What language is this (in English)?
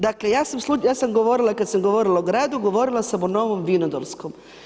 Croatian